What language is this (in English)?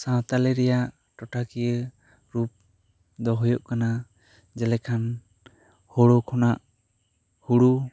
Santali